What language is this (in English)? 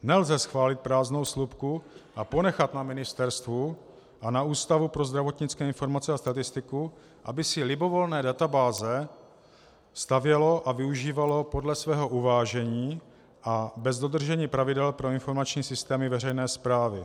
Czech